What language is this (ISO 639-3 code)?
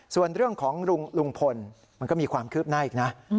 tha